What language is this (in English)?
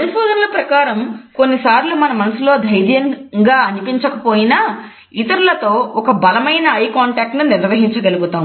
Telugu